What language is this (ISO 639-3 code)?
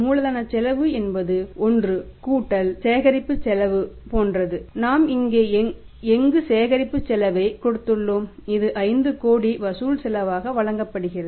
tam